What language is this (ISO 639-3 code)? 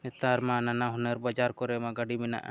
sat